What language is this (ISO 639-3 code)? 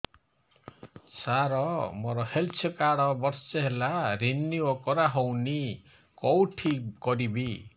ori